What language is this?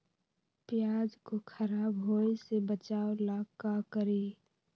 Magahi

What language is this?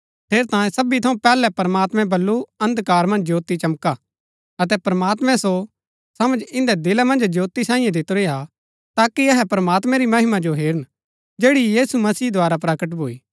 Gaddi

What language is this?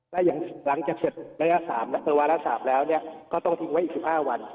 Thai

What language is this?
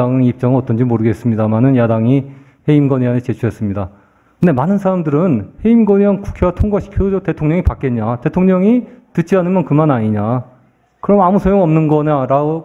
Korean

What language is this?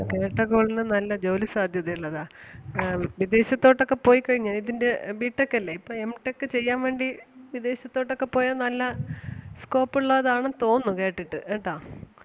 Malayalam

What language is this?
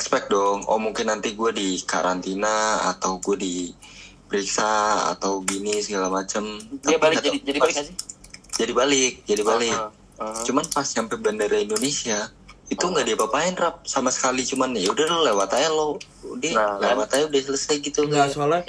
Indonesian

